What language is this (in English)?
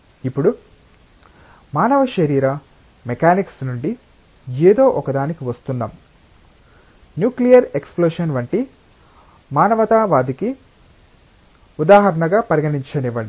Telugu